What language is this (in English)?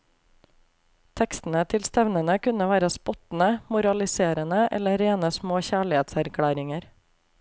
Norwegian